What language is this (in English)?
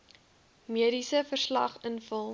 Afrikaans